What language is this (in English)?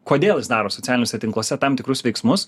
Lithuanian